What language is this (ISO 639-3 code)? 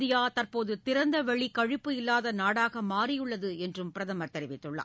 tam